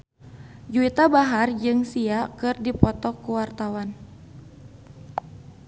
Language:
Sundanese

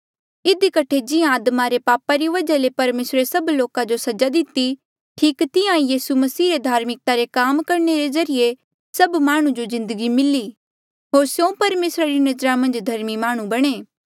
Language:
Mandeali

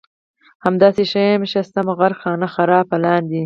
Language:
Pashto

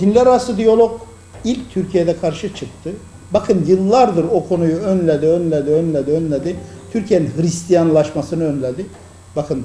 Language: Turkish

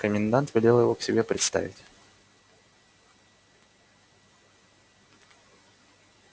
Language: Russian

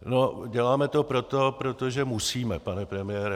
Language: Czech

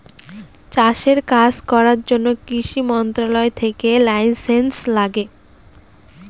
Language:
Bangla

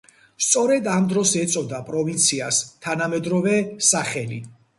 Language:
Georgian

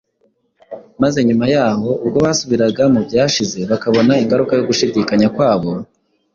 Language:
Kinyarwanda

